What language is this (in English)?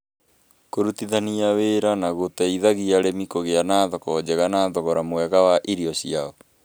Kikuyu